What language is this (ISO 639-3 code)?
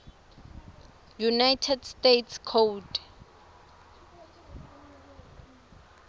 ssw